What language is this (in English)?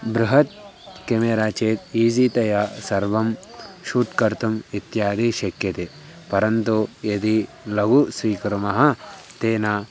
Sanskrit